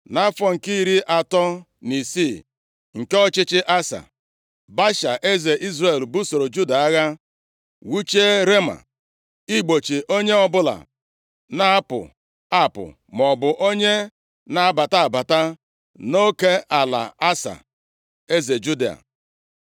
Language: Igbo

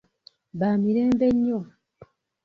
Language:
Ganda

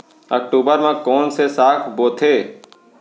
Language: Chhattisgarhi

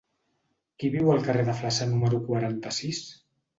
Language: Catalan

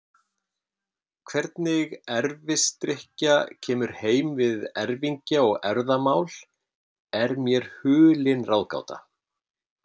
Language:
Icelandic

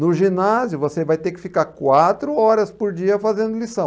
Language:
Portuguese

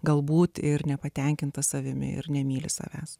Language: Lithuanian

